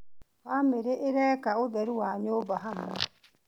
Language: Kikuyu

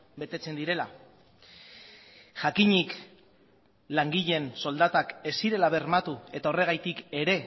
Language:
Basque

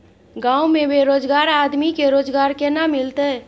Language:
Maithili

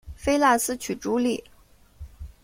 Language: Chinese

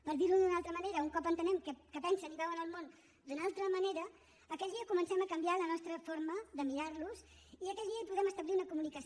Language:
Catalan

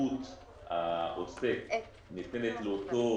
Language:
Hebrew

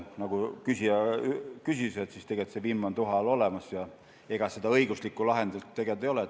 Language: Estonian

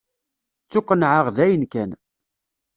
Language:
Kabyle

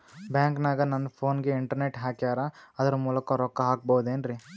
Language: Kannada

